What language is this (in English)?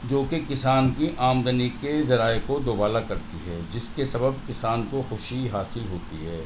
Urdu